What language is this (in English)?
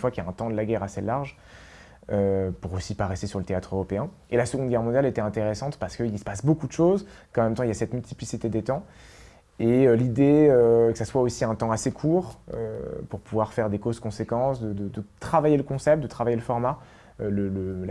French